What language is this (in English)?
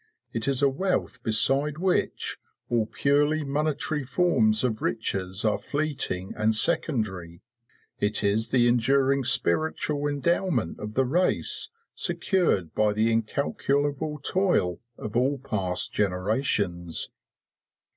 English